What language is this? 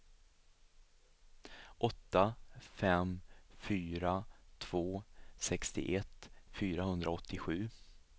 Swedish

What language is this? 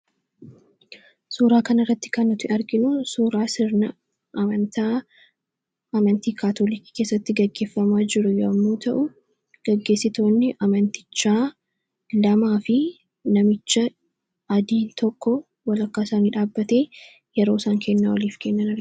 Oromo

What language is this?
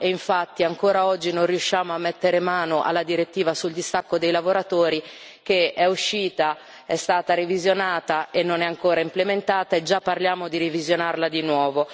Italian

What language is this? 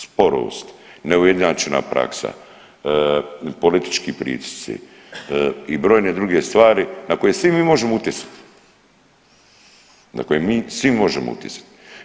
Croatian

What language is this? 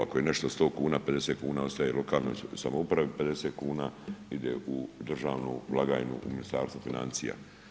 Croatian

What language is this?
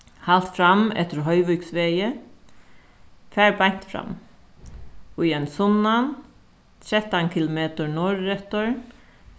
Faroese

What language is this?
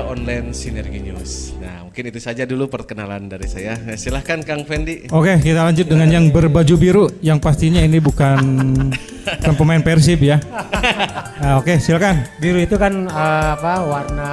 Indonesian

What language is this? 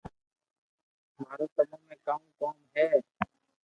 Loarki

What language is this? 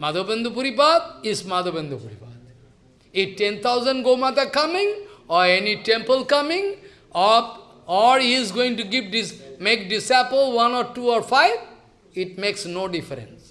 English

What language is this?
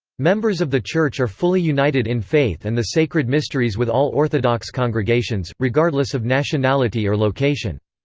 English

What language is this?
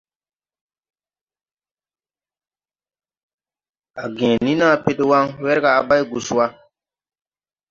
Tupuri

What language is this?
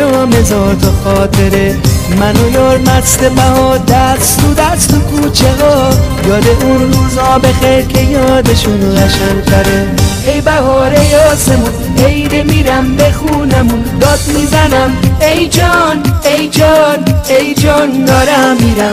Persian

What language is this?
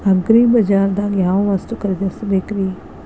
Kannada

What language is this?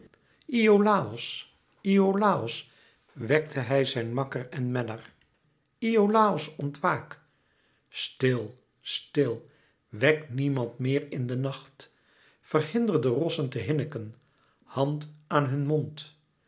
Dutch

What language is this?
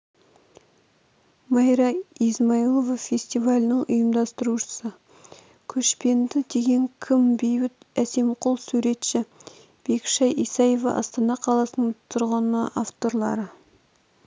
Kazakh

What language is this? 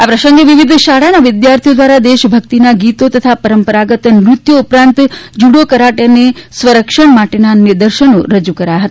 Gujarati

